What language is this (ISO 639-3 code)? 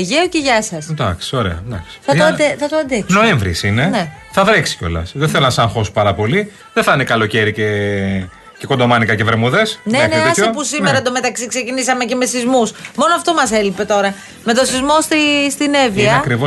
ell